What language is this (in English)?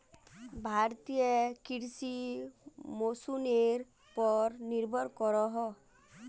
Magahi